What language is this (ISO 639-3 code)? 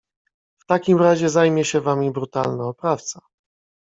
pol